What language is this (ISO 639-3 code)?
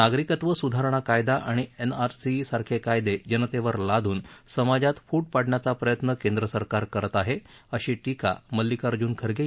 mar